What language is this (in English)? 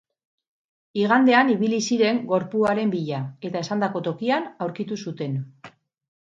Basque